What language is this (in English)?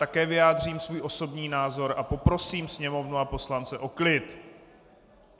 Czech